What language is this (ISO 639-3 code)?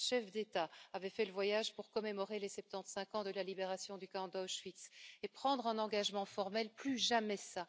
fra